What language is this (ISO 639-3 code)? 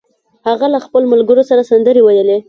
pus